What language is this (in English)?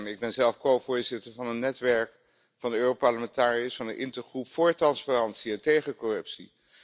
Dutch